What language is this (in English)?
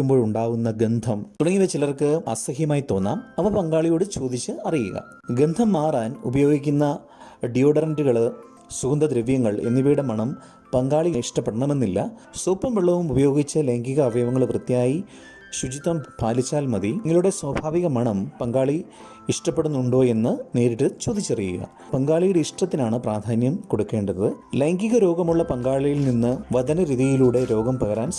Malayalam